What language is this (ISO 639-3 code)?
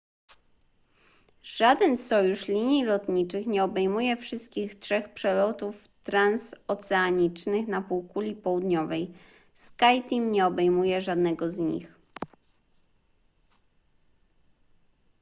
pol